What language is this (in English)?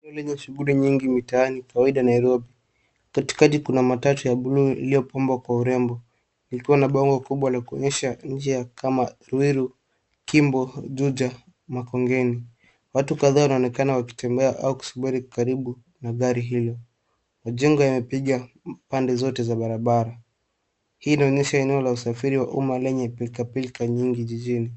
Swahili